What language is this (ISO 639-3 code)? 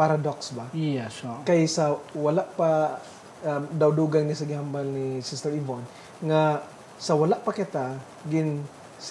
fil